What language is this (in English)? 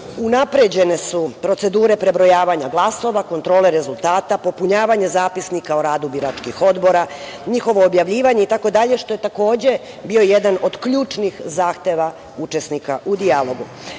Serbian